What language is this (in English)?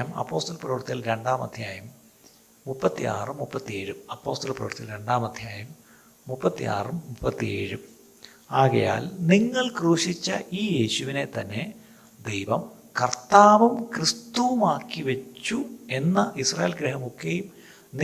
Malayalam